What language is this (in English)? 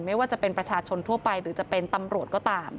Thai